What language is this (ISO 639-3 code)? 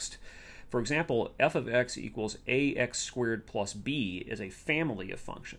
eng